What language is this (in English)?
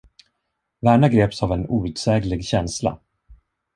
Swedish